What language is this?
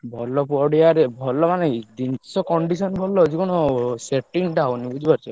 Odia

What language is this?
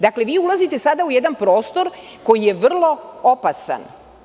Serbian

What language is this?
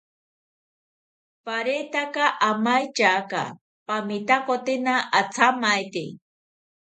South Ucayali Ashéninka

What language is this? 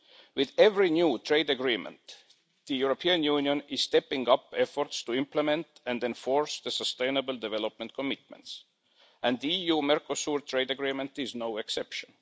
English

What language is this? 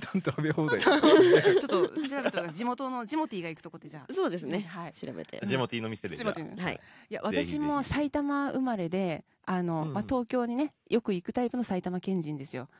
Japanese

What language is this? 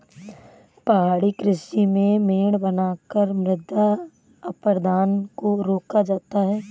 Hindi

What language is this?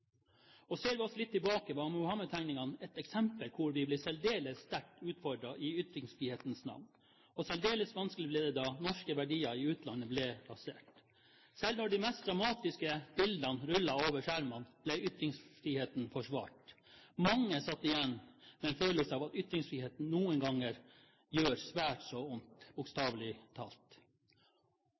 Norwegian Bokmål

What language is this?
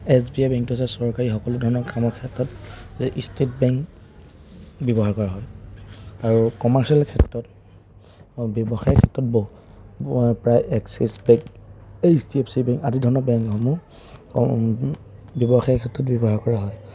Assamese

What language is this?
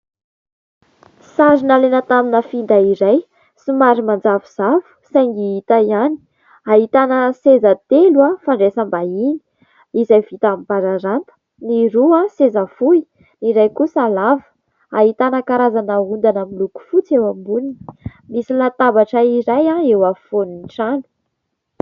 Malagasy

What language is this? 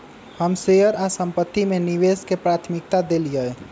Magahi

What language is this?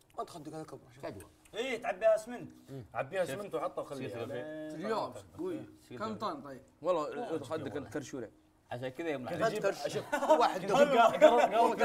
Arabic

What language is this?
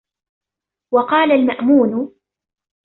Arabic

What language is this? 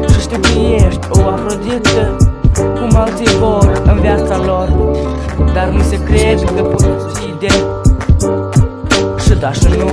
Romanian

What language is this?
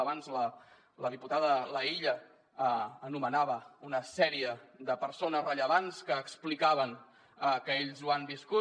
Catalan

